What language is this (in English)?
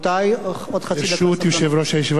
Hebrew